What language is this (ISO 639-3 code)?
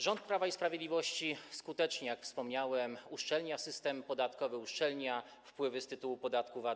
pol